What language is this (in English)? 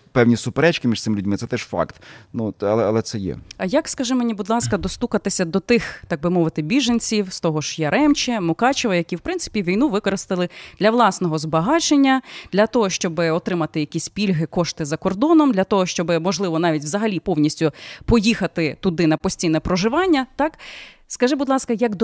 Ukrainian